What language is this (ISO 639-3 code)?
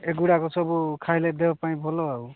ori